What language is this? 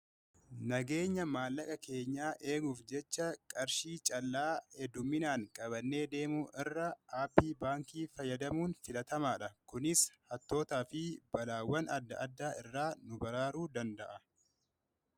Oromo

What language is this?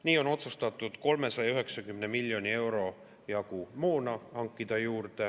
Estonian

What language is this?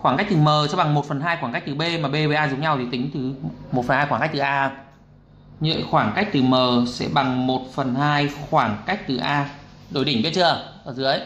Vietnamese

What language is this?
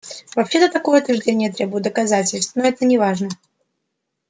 Russian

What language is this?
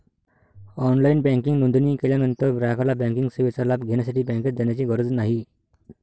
Marathi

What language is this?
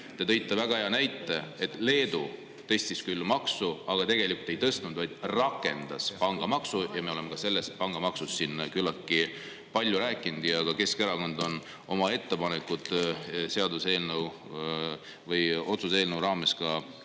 Estonian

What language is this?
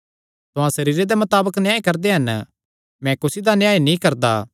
Kangri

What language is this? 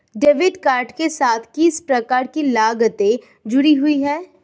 Hindi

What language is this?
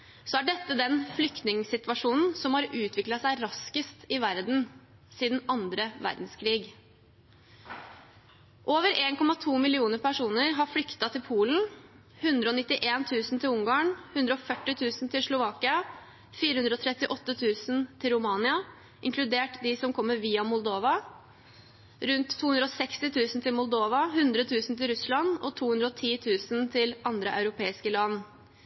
Norwegian Bokmål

